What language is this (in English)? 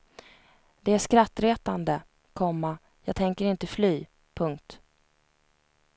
Swedish